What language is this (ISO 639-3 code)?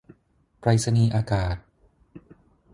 tha